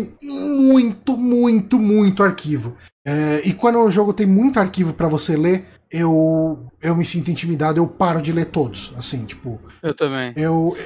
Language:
Portuguese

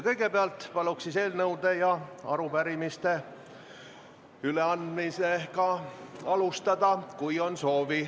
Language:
Estonian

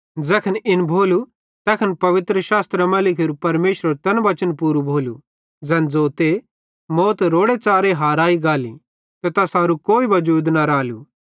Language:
Bhadrawahi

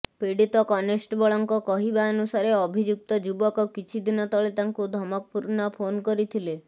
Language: Odia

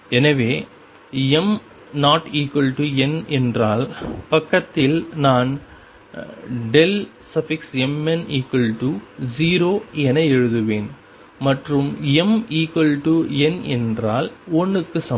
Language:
Tamil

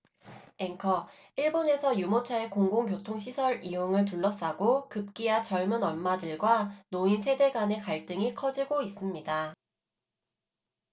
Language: Korean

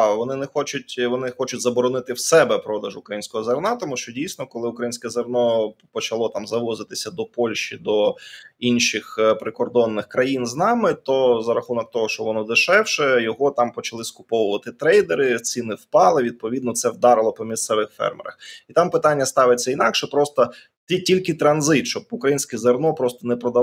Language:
Ukrainian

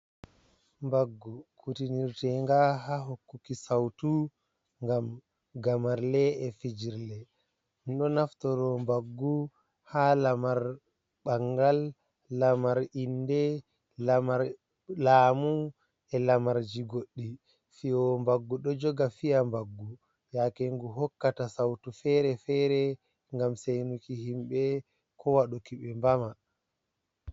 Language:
Fula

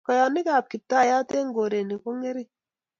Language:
Kalenjin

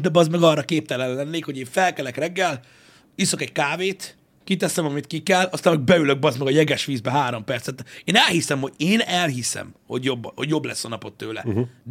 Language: Hungarian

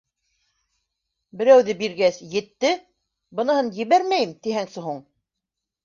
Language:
Bashkir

